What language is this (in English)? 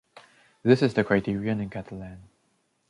English